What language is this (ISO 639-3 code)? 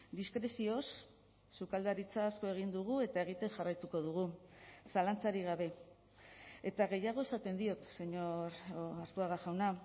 eus